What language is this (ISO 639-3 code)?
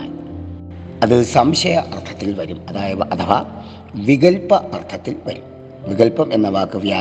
mal